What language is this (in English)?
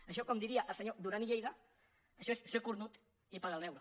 Catalan